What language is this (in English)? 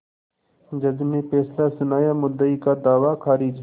Hindi